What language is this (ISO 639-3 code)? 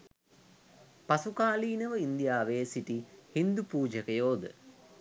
sin